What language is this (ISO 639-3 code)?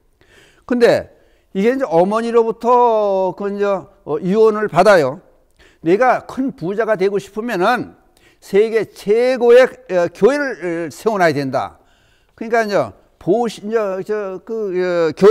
kor